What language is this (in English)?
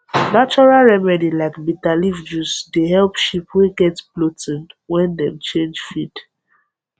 Nigerian Pidgin